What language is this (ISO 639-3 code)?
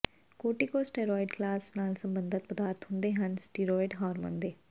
pan